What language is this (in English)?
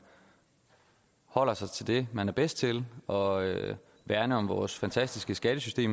Danish